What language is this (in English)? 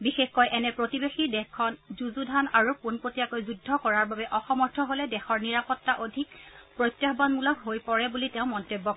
Assamese